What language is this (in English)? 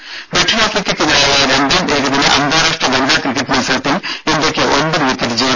Malayalam